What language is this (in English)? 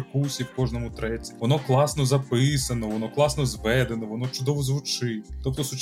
Ukrainian